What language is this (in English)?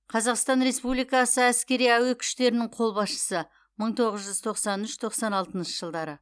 Kazakh